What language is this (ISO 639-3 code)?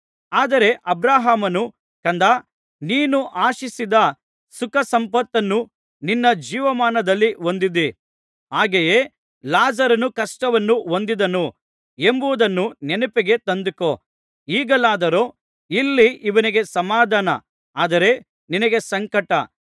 kan